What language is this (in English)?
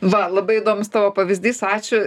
Lithuanian